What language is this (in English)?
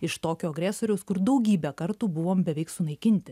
Lithuanian